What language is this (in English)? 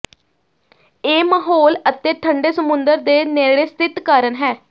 Punjabi